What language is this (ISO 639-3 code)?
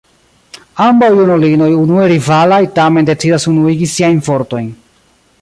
epo